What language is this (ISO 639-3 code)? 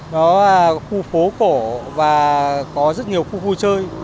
vie